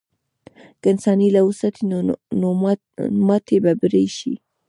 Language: Pashto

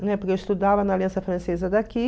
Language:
Portuguese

